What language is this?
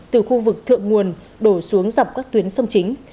Vietnamese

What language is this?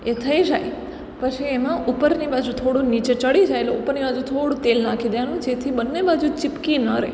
Gujarati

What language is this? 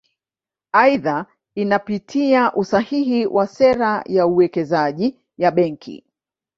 Swahili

